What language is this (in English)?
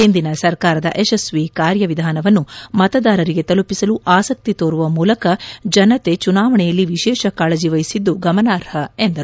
Kannada